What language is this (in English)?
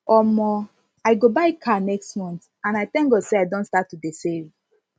Nigerian Pidgin